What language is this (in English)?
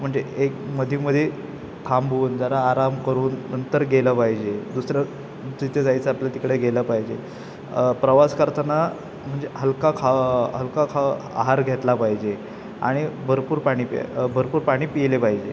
Marathi